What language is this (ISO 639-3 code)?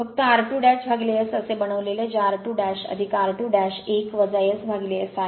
mar